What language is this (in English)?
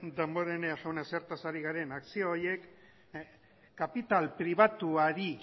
Basque